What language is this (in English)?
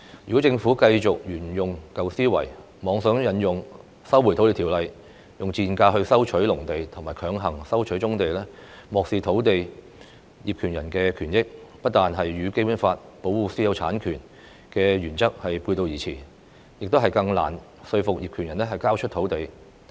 Cantonese